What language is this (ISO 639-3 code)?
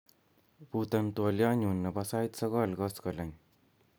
kln